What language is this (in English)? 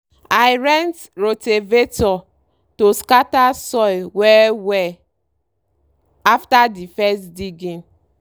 Nigerian Pidgin